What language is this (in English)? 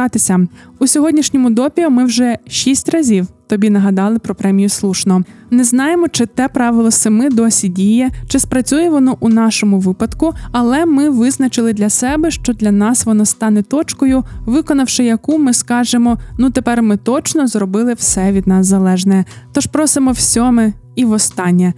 Ukrainian